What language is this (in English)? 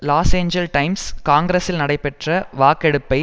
Tamil